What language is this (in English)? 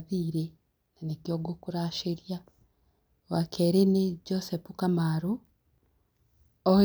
Kikuyu